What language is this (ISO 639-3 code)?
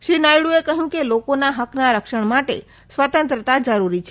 guj